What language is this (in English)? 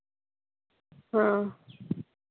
Santali